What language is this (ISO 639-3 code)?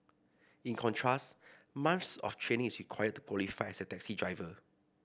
eng